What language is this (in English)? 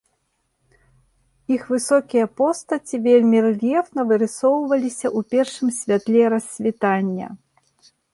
Belarusian